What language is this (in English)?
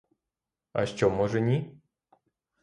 Ukrainian